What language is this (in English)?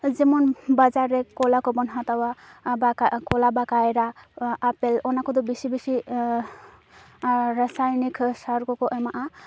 Santali